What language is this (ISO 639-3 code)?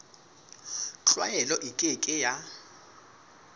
sot